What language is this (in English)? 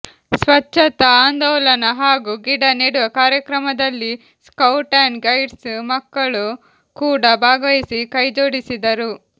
Kannada